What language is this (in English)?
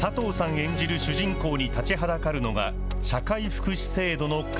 Japanese